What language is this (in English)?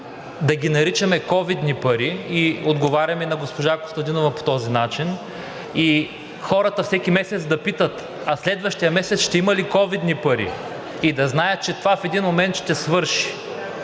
Bulgarian